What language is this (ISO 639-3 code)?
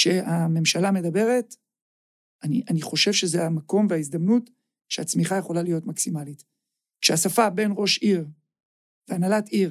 heb